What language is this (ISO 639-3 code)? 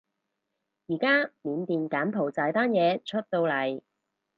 yue